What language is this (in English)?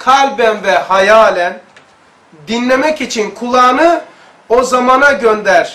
Turkish